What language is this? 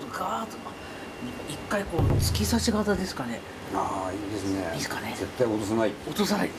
Japanese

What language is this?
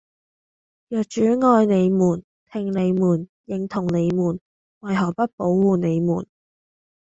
Cantonese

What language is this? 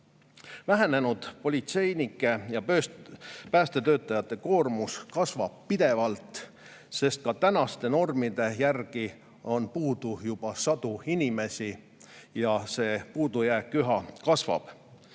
Estonian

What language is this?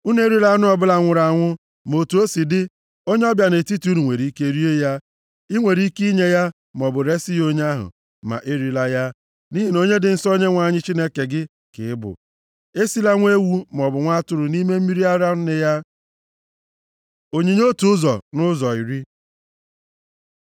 Igbo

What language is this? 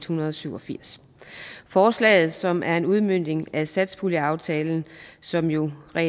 Danish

